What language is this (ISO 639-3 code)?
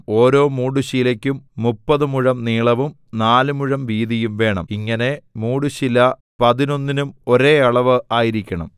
mal